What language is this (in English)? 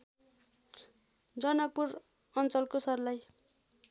Nepali